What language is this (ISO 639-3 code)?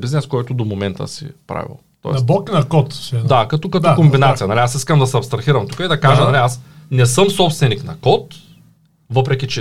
bul